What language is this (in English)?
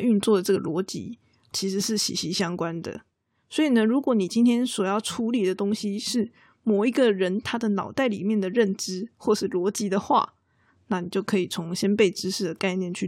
Chinese